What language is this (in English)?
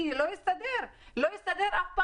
Hebrew